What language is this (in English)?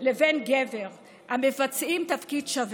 Hebrew